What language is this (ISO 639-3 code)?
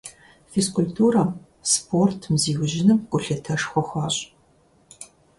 kbd